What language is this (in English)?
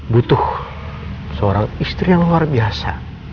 Indonesian